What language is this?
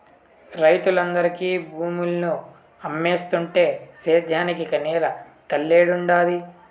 Telugu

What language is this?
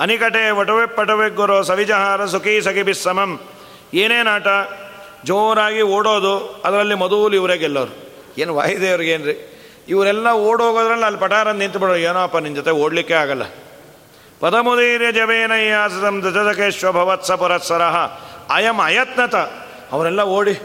Kannada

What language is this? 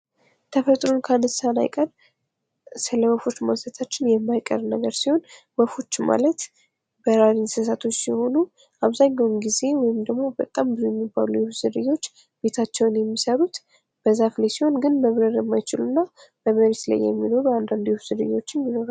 Amharic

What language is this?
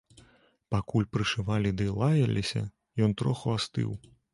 Belarusian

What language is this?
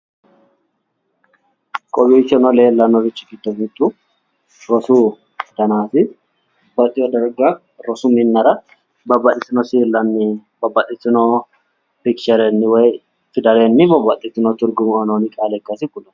Sidamo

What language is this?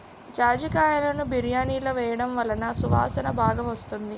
Telugu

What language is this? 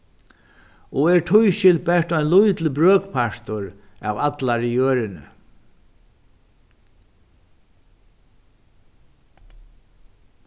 Faroese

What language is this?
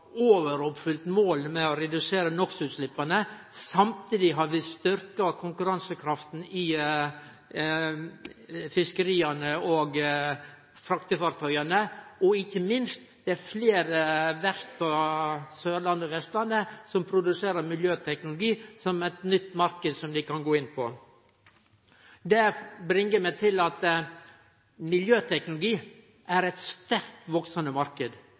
Norwegian Nynorsk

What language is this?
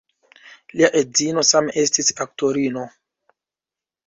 Esperanto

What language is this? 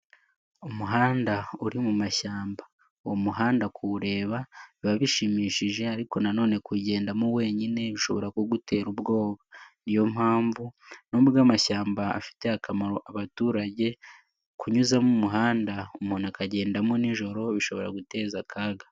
Kinyarwanda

